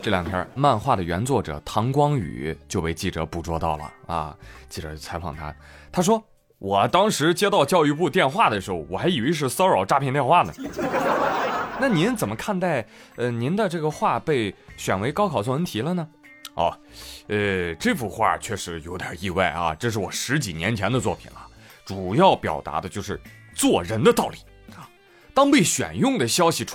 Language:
Chinese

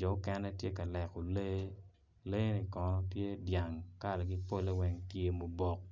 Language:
Acoli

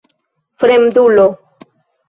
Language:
Esperanto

